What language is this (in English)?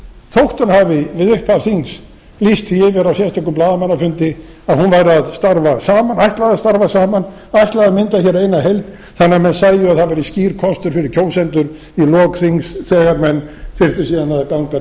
Icelandic